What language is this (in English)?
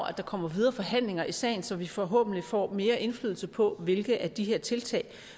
Danish